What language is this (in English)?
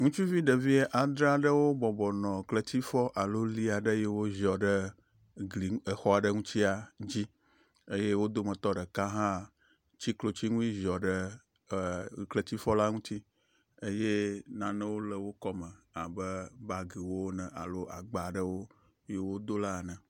Ewe